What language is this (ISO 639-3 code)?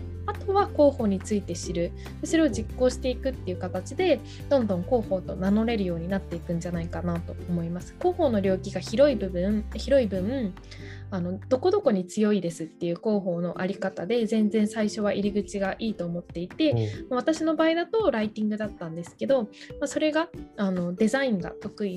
jpn